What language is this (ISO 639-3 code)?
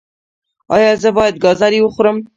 pus